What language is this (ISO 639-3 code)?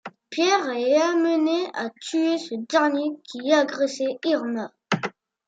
fra